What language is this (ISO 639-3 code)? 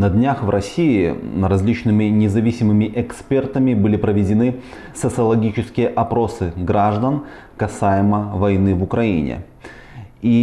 rus